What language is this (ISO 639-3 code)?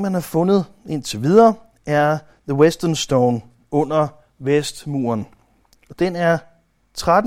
dan